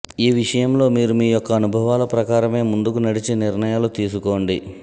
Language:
Telugu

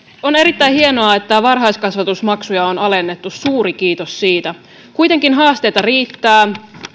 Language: Finnish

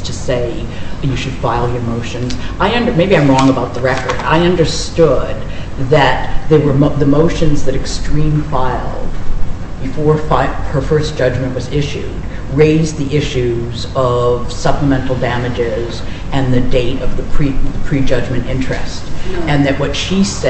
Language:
English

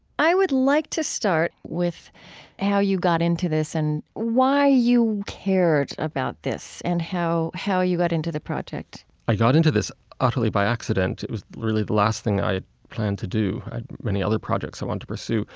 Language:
English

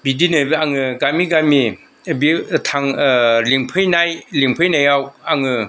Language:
Bodo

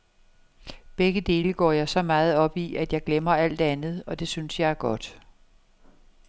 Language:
Danish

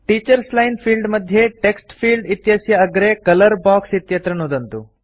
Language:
Sanskrit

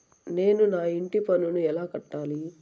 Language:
Telugu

